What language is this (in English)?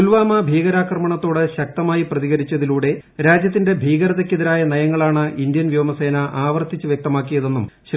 Malayalam